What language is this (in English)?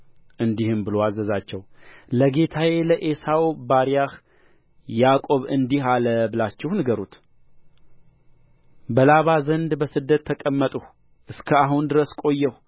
Amharic